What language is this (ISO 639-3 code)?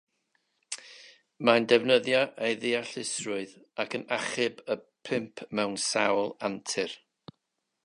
cym